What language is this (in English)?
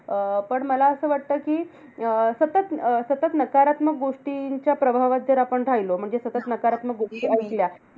Marathi